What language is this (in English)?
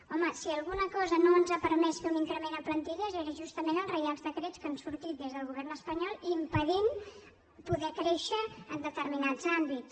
Catalan